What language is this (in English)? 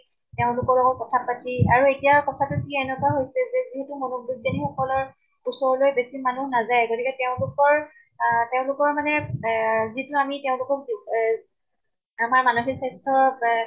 Assamese